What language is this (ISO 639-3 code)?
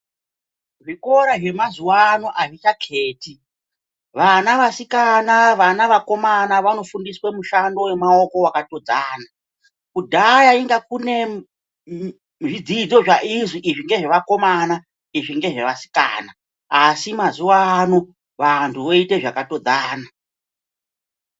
ndc